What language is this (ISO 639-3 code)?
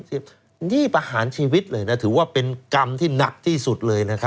tha